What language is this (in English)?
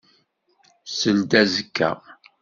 Kabyle